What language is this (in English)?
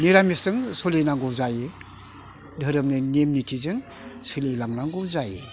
Bodo